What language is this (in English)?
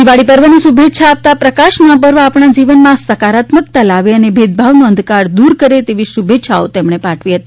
Gujarati